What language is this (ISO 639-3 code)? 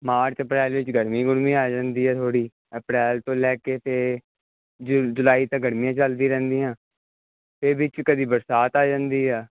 pan